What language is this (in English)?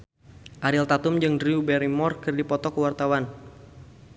Sundanese